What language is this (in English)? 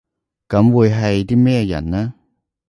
Cantonese